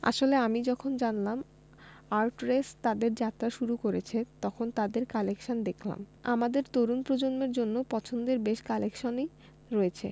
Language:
Bangla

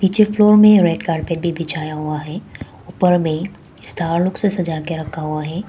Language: Hindi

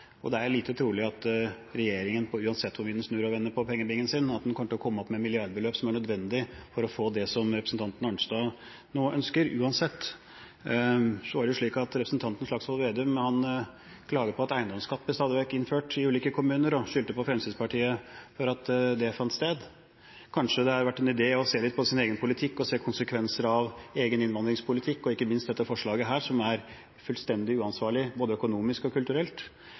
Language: Norwegian Bokmål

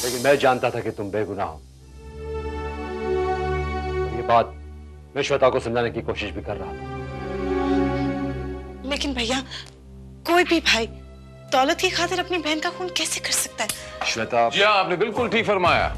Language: Hindi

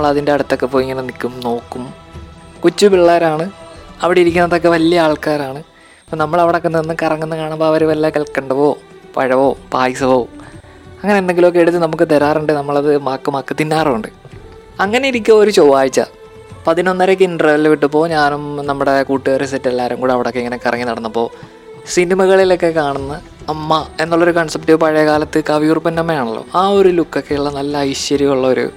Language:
Malayalam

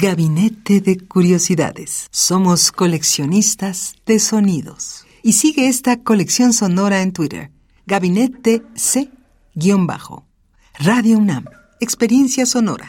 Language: Spanish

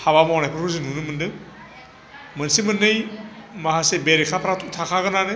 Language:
Bodo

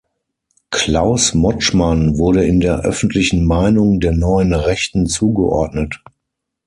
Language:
German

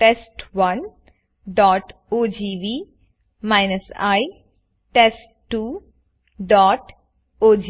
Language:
Gujarati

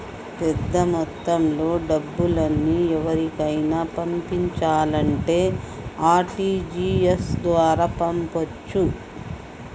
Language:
Telugu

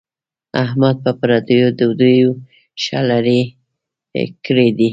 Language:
Pashto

